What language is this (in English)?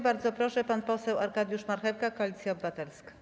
Polish